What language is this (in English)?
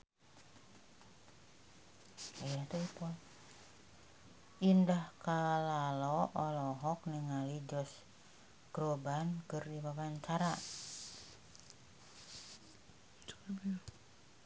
Sundanese